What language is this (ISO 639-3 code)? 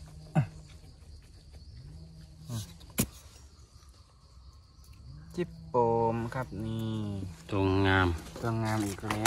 tha